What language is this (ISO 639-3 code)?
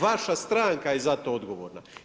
hrv